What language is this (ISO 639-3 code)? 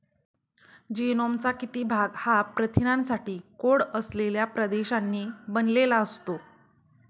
mar